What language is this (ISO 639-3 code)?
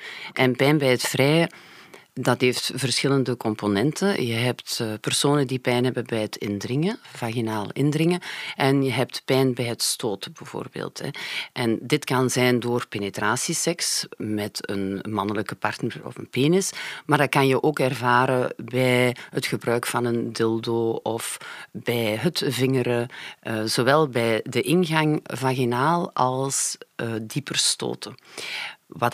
nld